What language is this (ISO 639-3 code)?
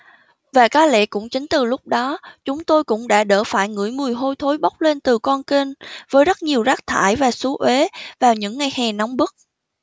vie